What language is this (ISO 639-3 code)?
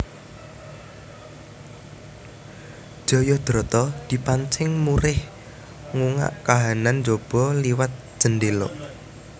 jav